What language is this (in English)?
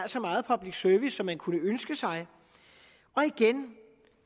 Danish